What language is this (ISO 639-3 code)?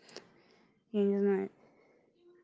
rus